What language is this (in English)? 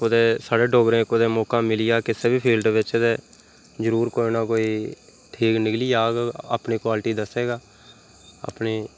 Dogri